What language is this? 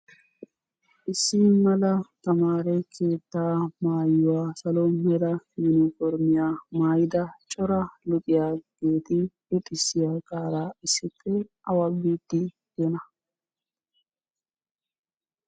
Wolaytta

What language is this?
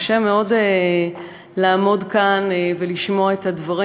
Hebrew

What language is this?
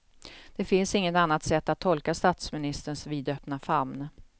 Swedish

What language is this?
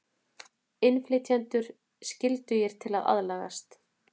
Icelandic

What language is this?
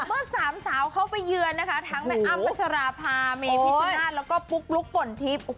Thai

